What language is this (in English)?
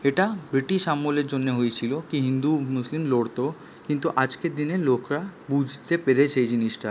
Bangla